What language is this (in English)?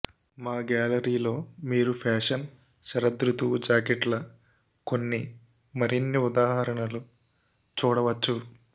Telugu